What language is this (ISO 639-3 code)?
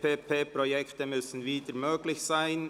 gsw